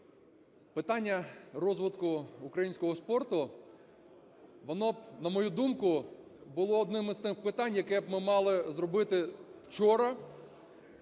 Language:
Ukrainian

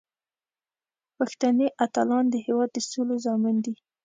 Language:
Pashto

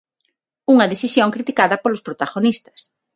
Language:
Galician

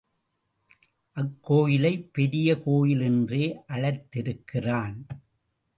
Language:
Tamil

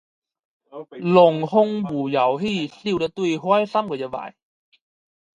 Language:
Chinese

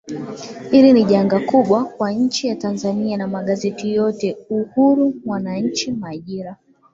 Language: Swahili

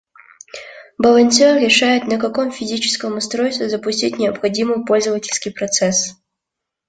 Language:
Russian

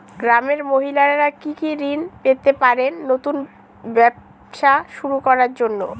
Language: Bangla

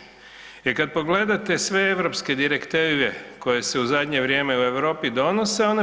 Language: Croatian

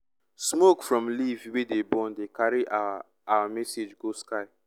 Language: Nigerian Pidgin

